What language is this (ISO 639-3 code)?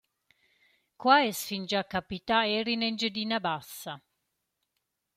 roh